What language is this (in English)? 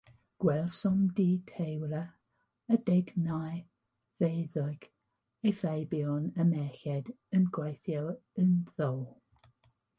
Welsh